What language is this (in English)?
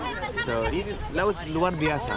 Indonesian